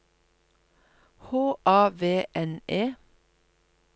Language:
Norwegian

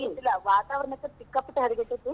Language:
Kannada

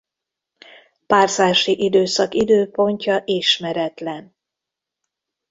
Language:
Hungarian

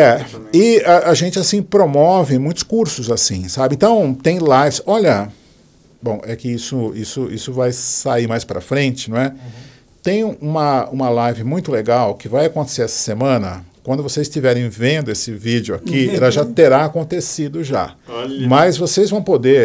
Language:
Portuguese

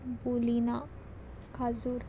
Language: Konkani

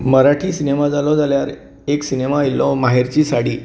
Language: Konkani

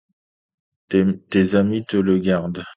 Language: French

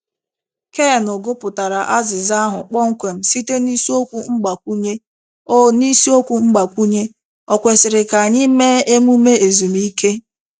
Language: Igbo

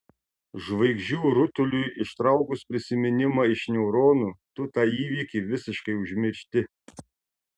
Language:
Lithuanian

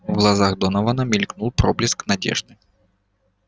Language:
Russian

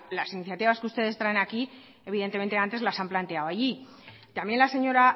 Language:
Spanish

